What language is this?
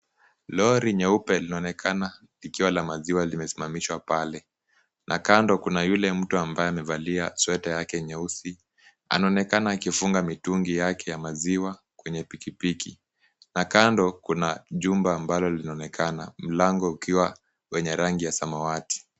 Swahili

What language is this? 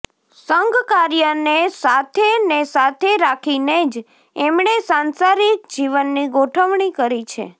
Gujarati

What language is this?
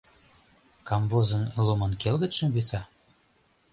Mari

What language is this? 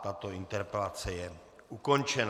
Czech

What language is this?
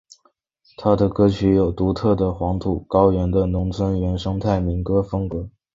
Chinese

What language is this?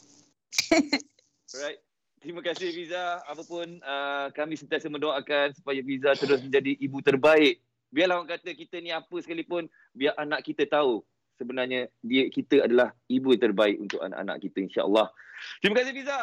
Malay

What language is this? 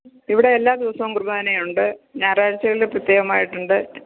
Malayalam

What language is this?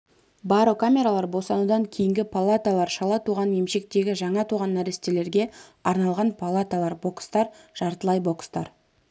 Kazakh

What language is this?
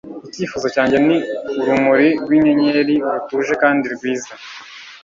Kinyarwanda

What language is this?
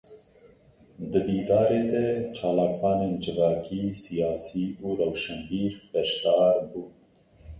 Kurdish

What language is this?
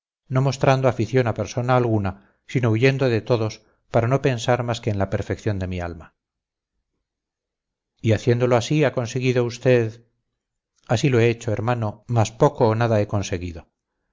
Spanish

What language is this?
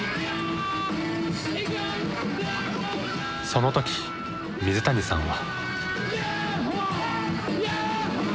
Japanese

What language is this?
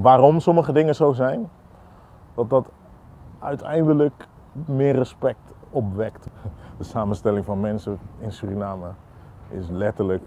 Dutch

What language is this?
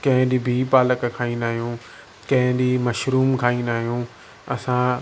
Sindhi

